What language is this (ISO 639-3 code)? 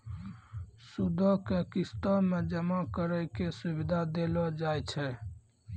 mai